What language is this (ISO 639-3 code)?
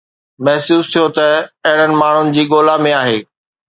snd